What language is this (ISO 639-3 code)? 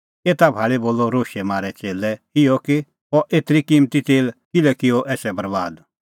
kfx